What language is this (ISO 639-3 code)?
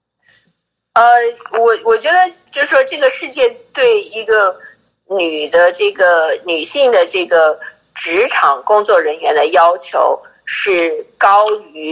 zho